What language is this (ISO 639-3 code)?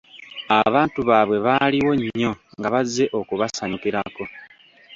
lug